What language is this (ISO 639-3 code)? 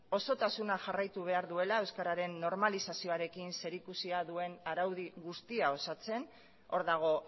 eus